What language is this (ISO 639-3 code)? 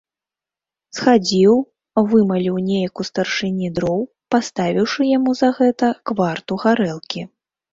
bel